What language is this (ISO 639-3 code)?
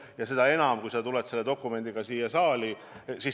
est